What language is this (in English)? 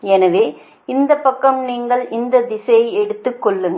Tamil